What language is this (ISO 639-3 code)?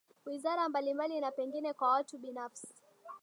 swa